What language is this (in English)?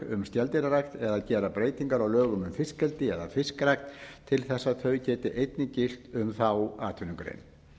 Icelandic